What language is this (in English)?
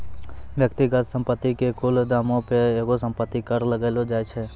Maithili